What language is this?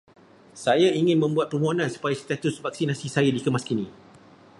Malay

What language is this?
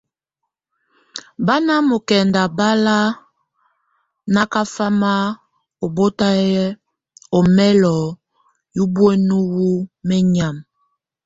Tunen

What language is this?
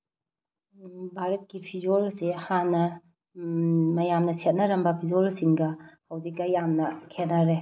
Manipuri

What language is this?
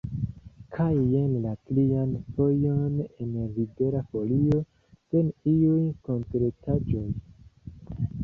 Esperanto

